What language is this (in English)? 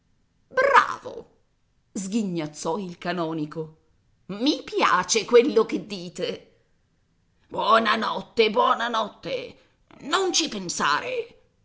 Italian